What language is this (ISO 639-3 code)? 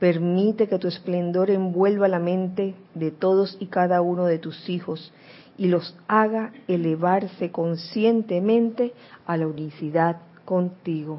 spa